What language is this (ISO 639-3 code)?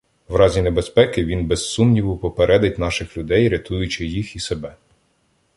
ukr